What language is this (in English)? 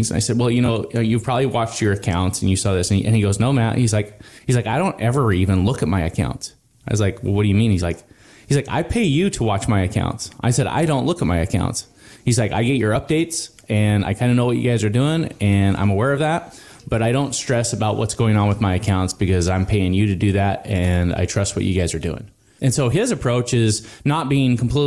English